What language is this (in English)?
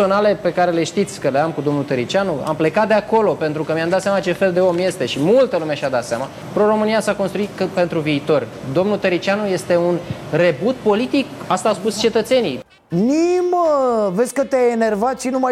Romanian